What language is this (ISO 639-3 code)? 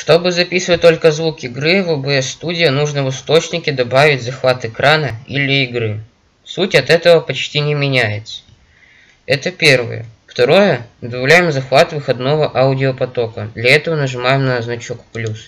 rus